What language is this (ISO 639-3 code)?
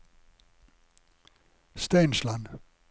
nor